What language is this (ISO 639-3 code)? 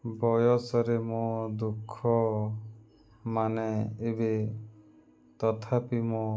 ori